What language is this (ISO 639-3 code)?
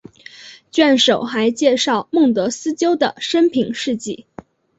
zho